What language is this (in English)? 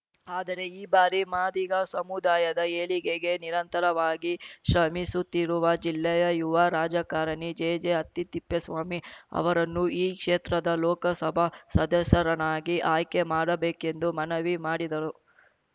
Kannada